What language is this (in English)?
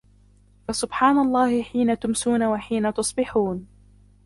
Arabic